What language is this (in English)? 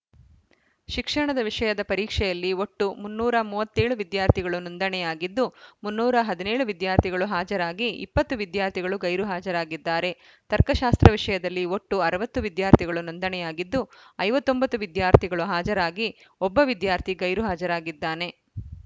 Kannada